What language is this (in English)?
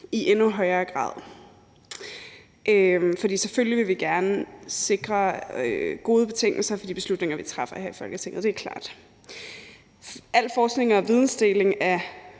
Danish